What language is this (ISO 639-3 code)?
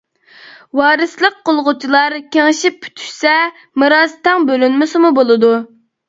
uig